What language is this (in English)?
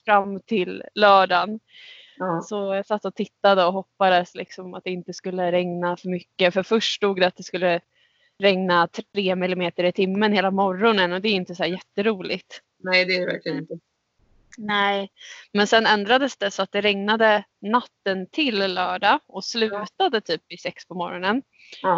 Swedish